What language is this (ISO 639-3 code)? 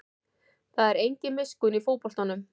isl